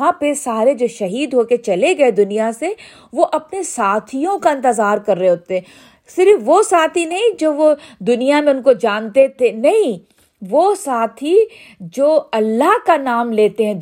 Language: Urdu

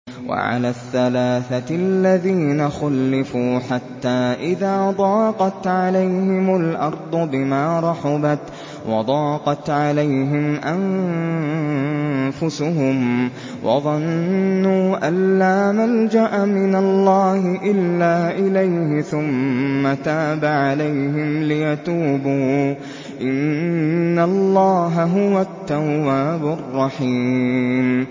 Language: Arabic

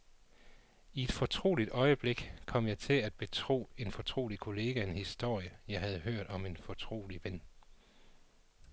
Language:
Danish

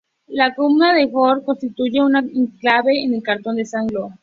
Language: Spanish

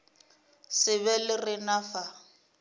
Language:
Northern Sotho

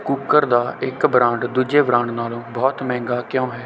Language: Punjabi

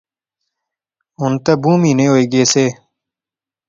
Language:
Pahari-Potwari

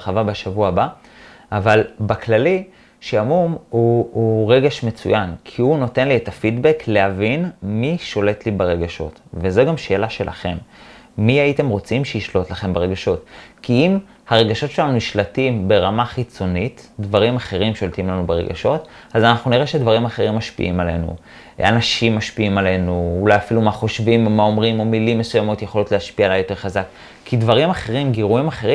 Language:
Hebrew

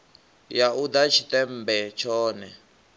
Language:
Venda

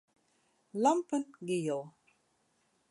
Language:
Western Frisian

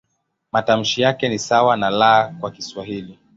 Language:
Swahili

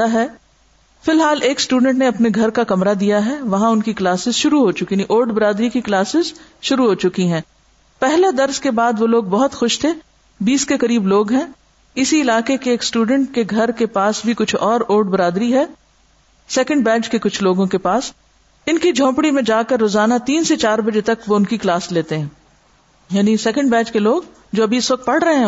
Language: Urdu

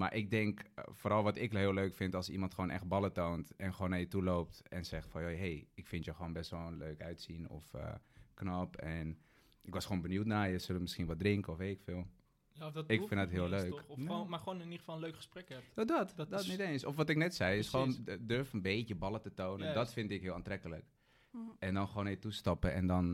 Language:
Dutch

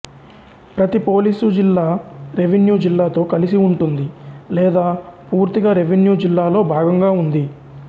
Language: Telugu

